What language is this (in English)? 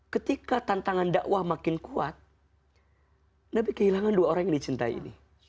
Indonesian